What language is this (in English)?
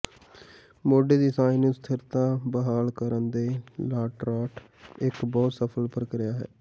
Punjabi